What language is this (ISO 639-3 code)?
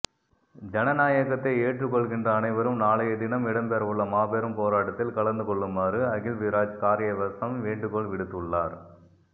tam